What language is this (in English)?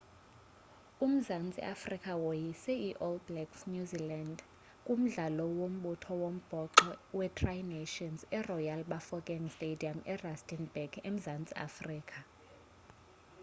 Xhosa